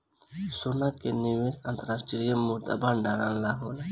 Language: Bhojpuri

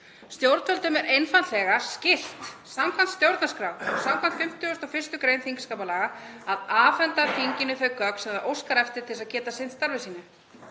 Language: Icelandic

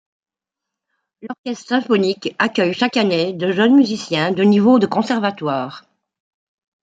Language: French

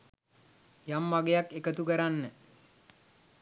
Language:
Sinhala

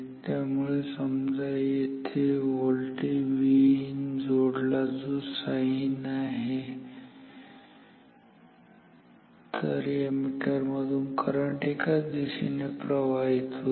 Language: Marathi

